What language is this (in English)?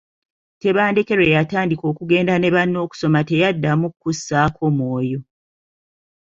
Ganda